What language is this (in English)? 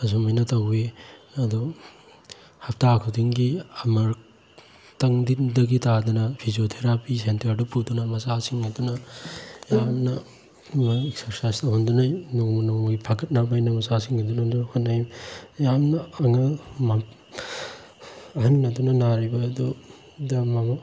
Manipuri